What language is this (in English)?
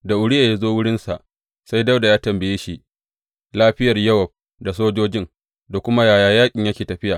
Hausa